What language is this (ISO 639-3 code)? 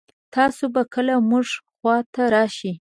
pus